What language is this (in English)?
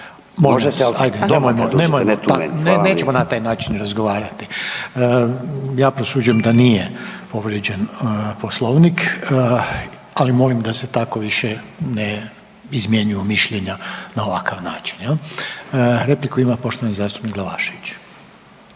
Croatian